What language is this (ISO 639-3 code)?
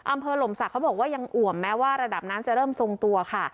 tha